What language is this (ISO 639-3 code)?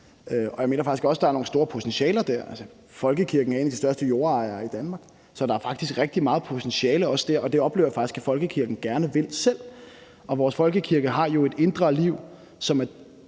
dan